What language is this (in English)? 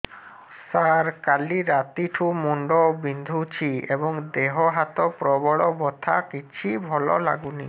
Odia